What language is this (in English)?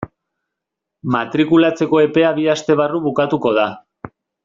Basque